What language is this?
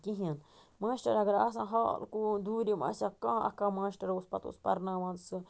Kashmiri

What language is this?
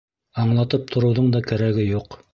Bashkir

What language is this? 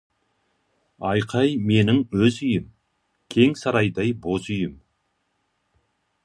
Kazakh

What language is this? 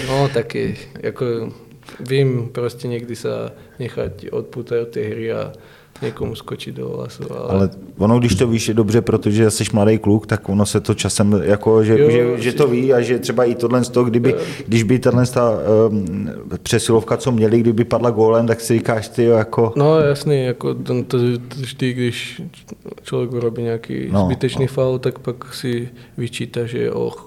Czech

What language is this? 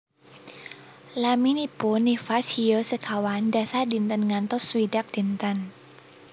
Javanese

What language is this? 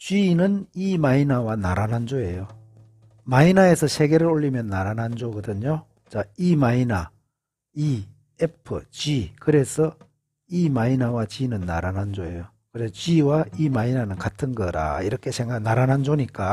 Korean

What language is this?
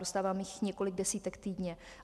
Czech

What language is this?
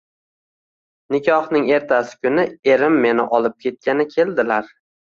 Uzbek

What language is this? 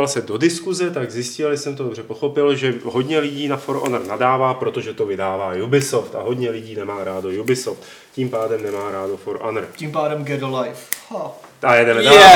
Czech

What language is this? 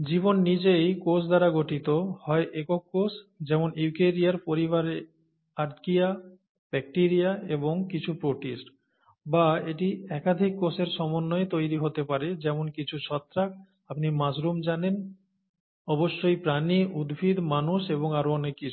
Bangla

